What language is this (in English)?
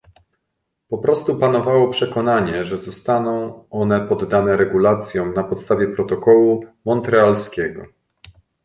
Polish